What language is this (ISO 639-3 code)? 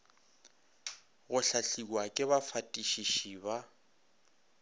nso